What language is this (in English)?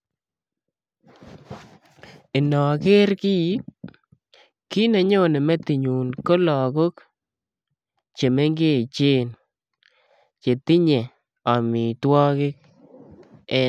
Kalenjin